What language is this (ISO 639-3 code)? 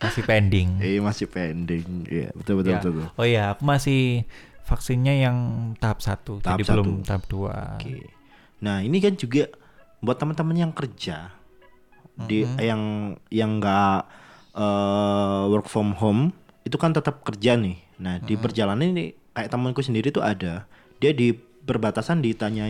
ind